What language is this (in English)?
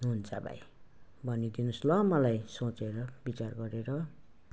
Nepali